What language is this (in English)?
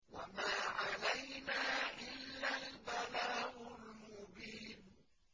Arabic